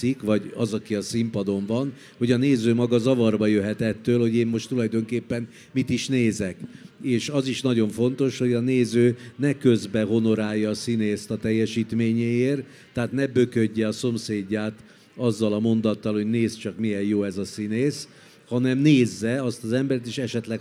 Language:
Hungarian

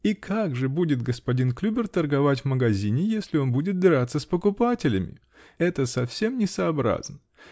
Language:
Russian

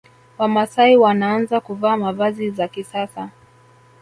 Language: Swahili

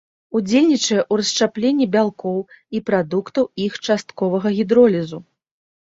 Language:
Belarusian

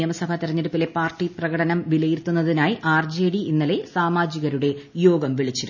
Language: Malayalam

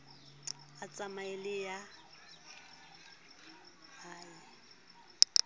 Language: Southern Sotho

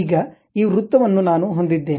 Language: Kannada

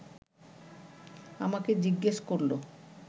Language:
Bangla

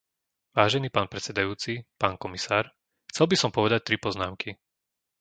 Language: Slovak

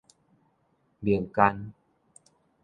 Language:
Min Nan Chinese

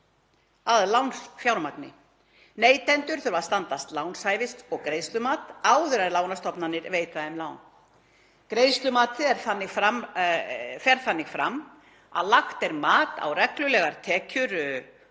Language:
Icelandic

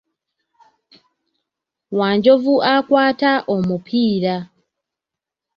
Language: Ganda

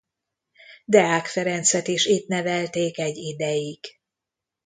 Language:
Hungarian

